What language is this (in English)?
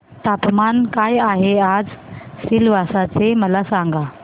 Marathi